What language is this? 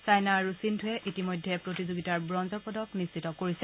Assamese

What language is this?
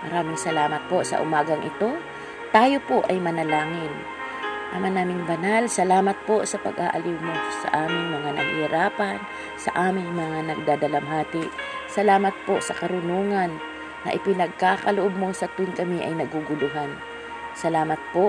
Filipino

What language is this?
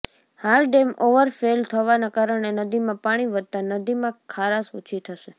Gujarati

